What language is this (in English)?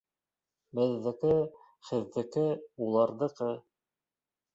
Bashkir